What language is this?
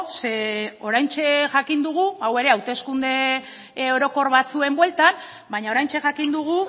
Basque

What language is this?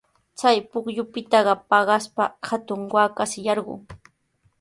Sihuas Ancash Quechua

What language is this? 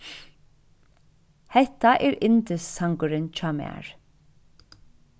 Faroese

